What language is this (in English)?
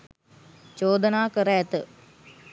Sinhala